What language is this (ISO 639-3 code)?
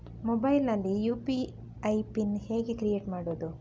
kan